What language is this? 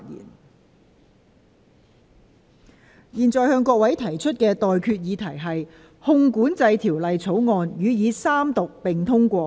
Cantonese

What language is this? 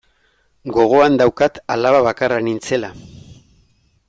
Basque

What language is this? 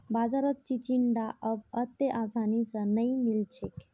Magahi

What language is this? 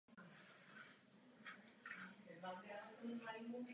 Czech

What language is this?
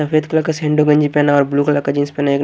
Hindi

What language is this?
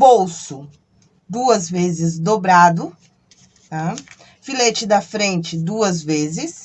Portuguese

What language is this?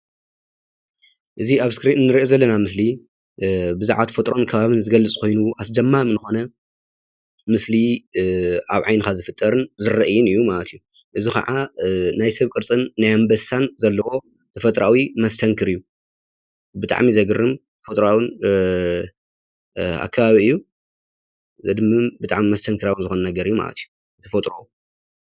Tigrinya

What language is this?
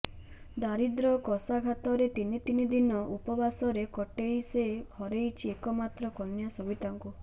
Odia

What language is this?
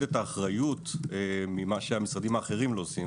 Hebrew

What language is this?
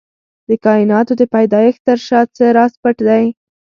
Pashto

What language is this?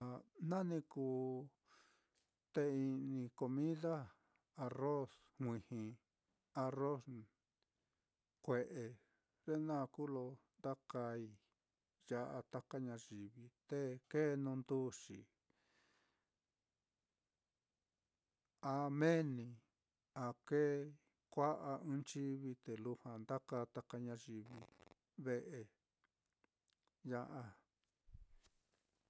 Mitlatongo Mixtec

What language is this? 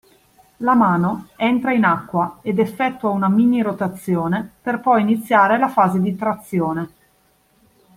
Italian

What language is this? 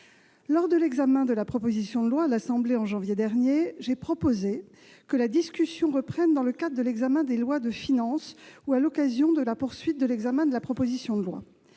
French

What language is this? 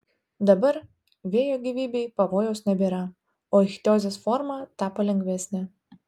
Lithuanian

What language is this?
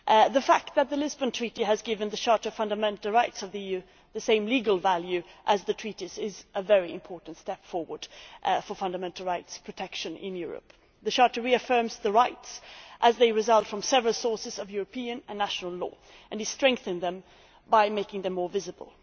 English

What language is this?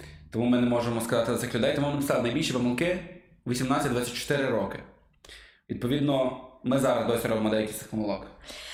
Ukrainian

